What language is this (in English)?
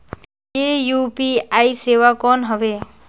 Chhattisgarhi